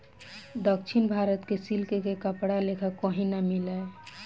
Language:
Bhojpuri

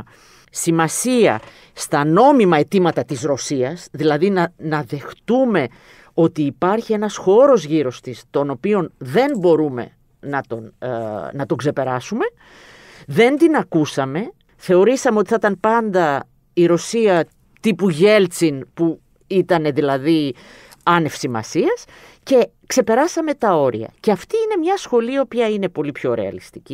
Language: Greek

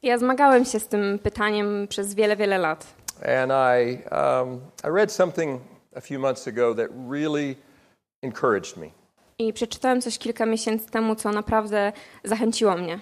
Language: Polish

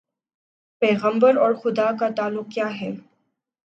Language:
Urdu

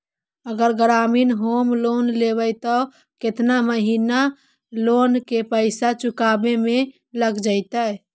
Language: Magahi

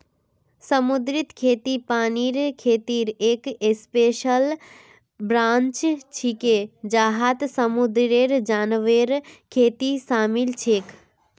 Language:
Magahi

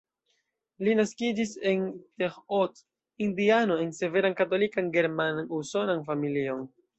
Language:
Esperanto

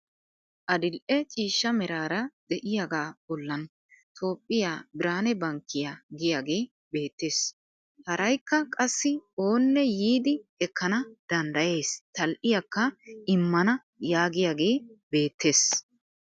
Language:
Wolaytta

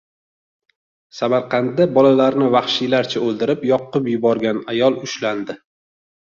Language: Uzbek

